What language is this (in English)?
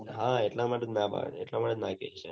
Gujarati